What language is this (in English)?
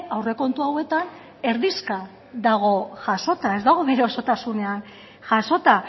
Basque